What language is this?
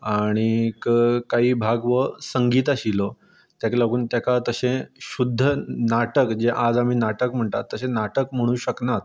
Konkani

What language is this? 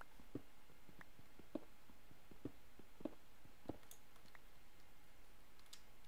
Czech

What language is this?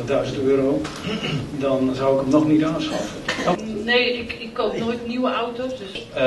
Dutch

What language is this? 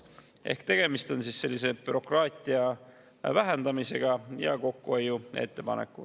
Estonian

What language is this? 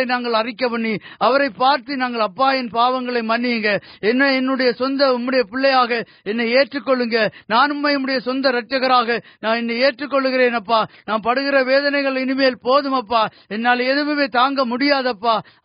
Urdu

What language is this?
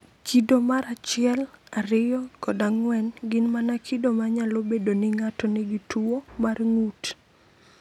Luo (Kenya and Tanzania)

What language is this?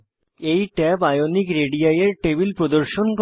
Bangla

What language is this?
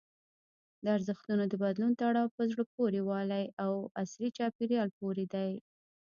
Pashto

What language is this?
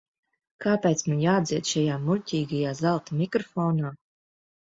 Latvian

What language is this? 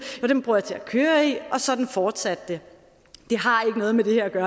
Danish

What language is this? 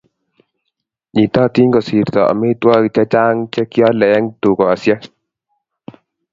Kalenjin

